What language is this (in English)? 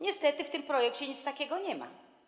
Polish